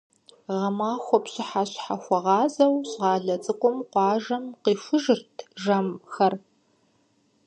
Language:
Kabardian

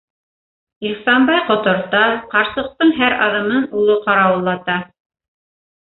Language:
Bashkir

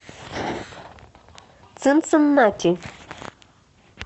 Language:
Russian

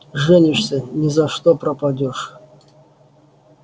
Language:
Russian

